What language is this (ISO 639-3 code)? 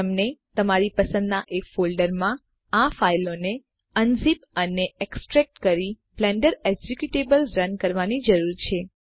guj